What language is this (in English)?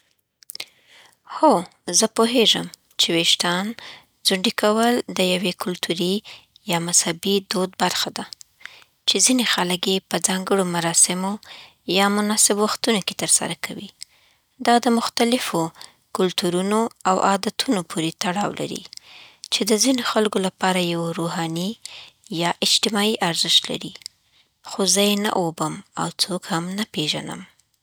Southern Pashto